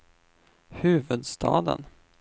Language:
Swedish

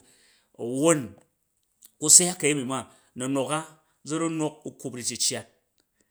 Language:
Jju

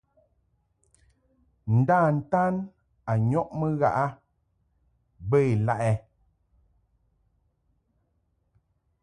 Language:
Mungaka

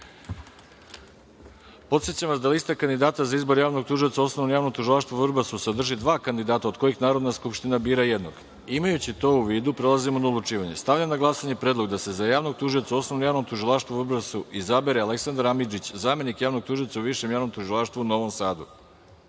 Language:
Serbian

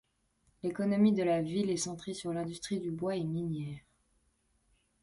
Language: French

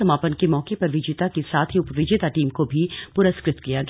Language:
Hindi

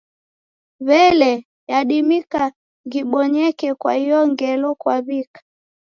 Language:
Taita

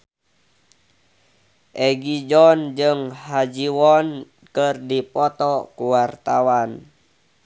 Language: Sundanese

